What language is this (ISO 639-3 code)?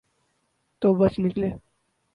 urd